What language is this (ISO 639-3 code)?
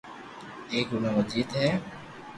lrk